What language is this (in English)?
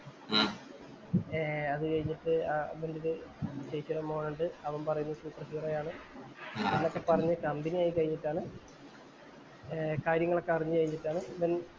Malayalam